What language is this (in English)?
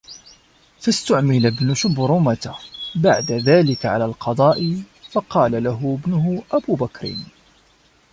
Arabic